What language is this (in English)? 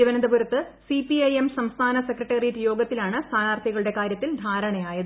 Malayalam